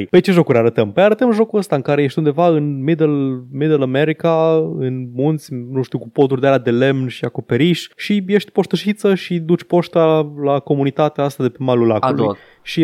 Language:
Romanian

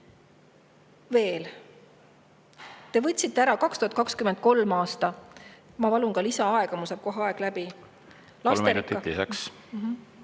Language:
Estonian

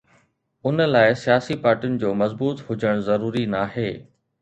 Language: Sindhi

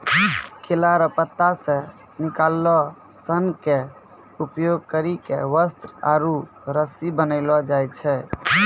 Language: Maithili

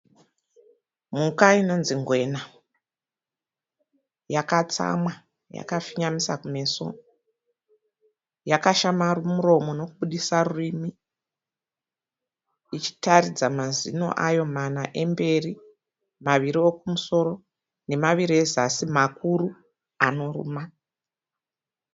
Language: Shona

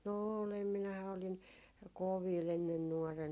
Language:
Finnish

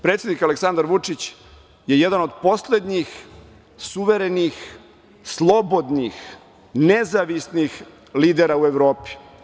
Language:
Serbian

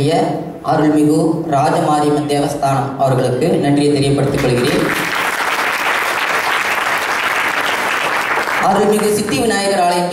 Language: Indonesian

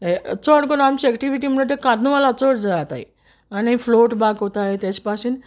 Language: Konkani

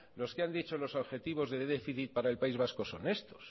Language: Spanish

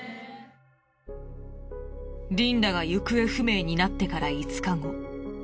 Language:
Japanese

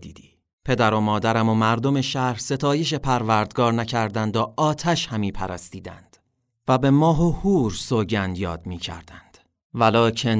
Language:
Persian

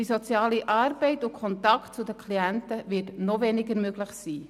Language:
Swiss German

